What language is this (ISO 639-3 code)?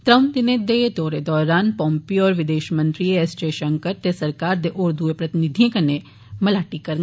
doi